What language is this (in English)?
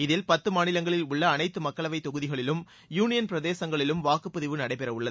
Tamil